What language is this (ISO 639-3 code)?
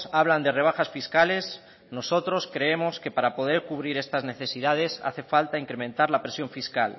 spa